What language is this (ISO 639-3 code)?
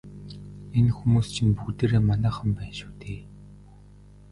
mon